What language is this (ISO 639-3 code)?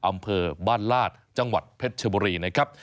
tha